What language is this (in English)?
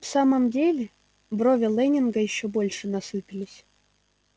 Russian